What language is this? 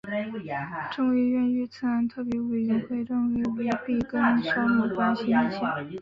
Chinese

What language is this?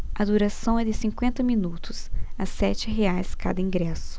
Portuguese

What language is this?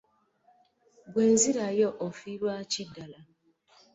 Ganda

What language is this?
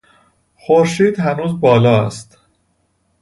Persian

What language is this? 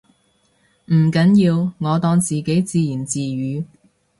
Cantonese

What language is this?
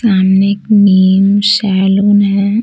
Hindi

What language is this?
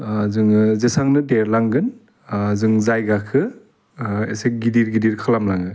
Bodo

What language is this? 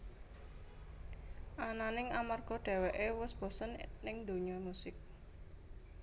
Javanese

